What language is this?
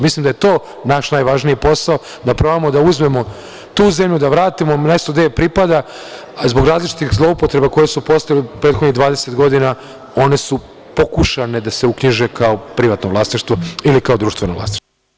Serbian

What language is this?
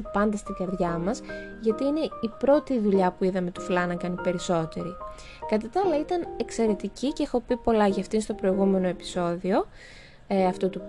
Greek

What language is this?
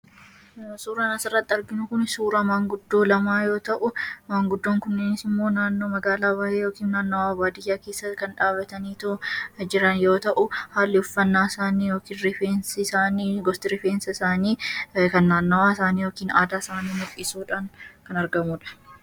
Oromo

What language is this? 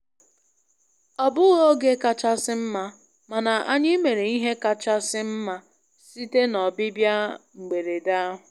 Igbo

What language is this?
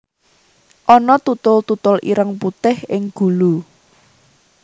Javanese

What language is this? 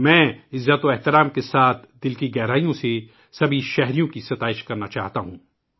Urdu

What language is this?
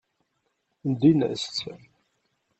Kabyle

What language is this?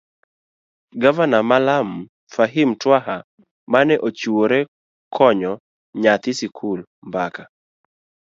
Luo (Kenya and Tanzania)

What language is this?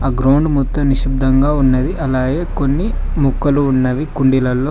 Telugu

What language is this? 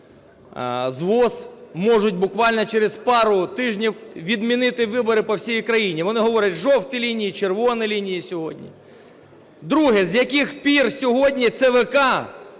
Ukrainian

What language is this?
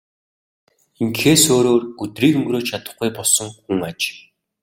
Mongolian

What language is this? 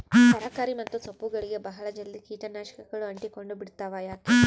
Kannada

